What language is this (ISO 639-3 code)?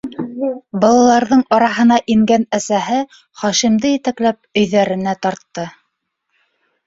bak